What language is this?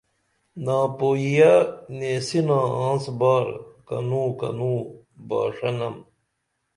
Dameli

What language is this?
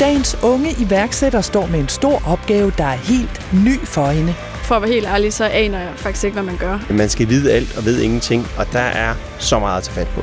Danish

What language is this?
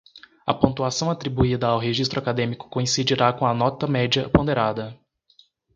Portuguese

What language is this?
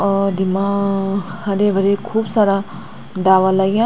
Garhwali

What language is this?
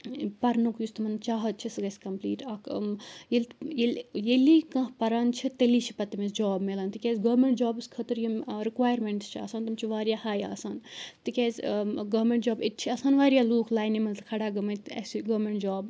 Kashmiri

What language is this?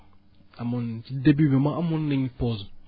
Wolof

